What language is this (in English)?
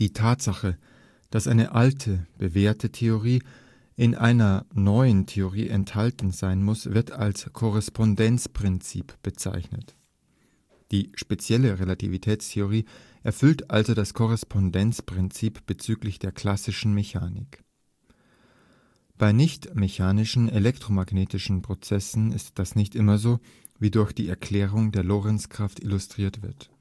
German